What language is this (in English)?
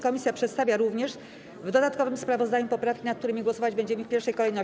Polish